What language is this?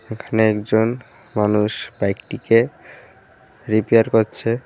Bangla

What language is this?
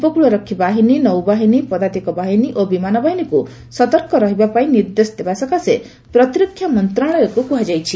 Odia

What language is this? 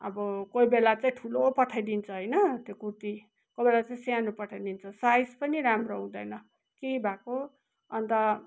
Nepali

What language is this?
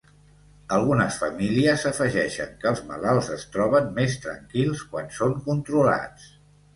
Catalan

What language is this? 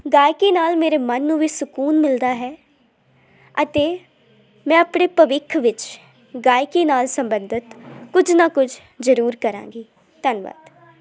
Punjabi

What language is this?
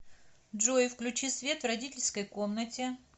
Russian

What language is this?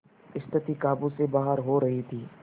Hindi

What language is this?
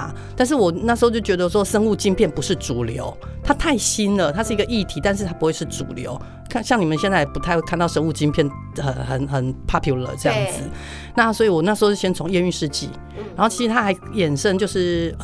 Chinese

